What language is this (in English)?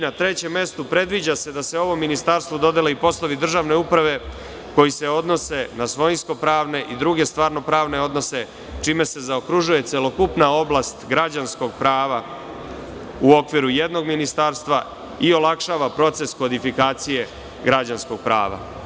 Serbian